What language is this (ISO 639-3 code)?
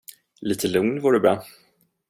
swe